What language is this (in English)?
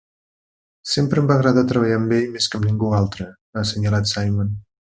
Catalan